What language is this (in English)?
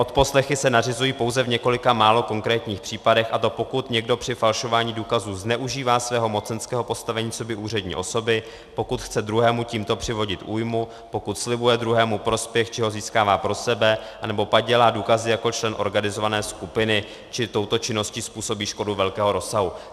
Czech